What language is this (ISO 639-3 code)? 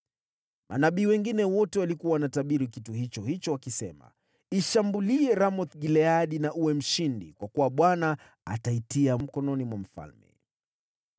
swa